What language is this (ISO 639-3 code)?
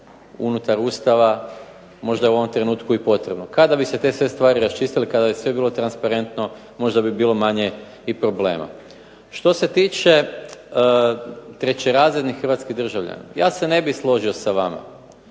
hrv